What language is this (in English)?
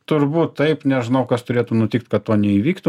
Lithuanian